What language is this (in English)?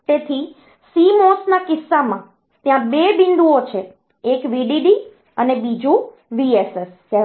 Gujarati